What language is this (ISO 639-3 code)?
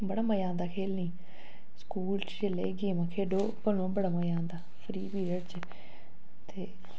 doi